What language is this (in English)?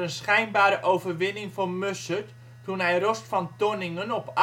Dutch